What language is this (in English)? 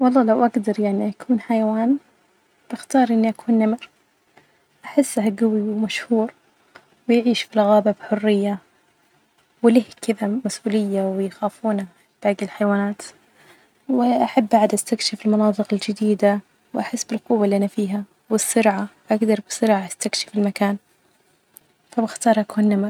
Najdi Arabic